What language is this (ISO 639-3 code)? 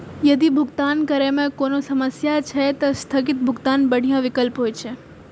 mai